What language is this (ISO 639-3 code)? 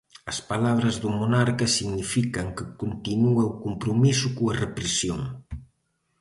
glg